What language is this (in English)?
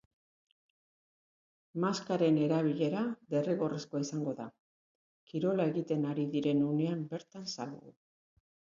Basque